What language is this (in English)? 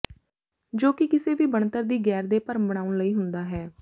Punjabi